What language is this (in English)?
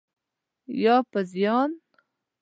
Pashto